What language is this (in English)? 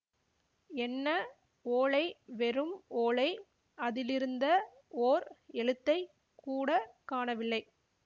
Tamil